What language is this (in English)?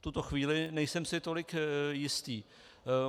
Czech